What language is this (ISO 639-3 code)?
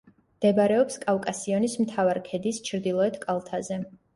kat